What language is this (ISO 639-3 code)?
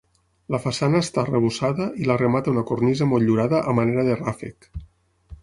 cat